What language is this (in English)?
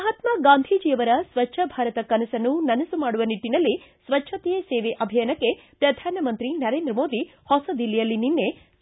Kannada